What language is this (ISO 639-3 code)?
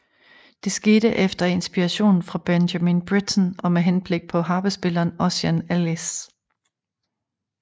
dan